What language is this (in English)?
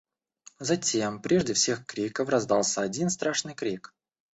Russian